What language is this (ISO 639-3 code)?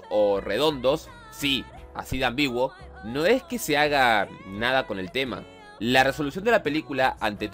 spa